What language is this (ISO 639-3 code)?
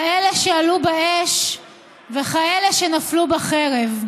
heb